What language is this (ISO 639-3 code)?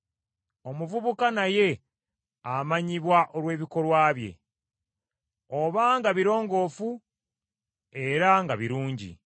lug